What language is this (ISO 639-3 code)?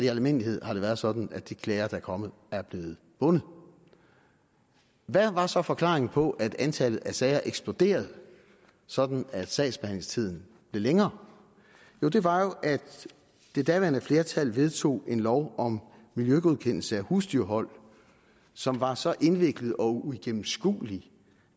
dan